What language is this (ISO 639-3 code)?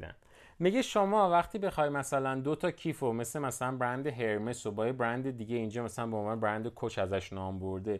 fas